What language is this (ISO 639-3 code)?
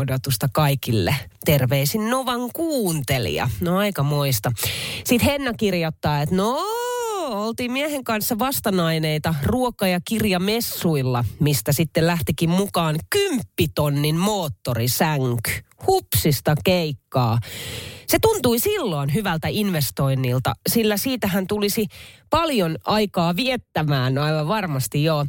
fin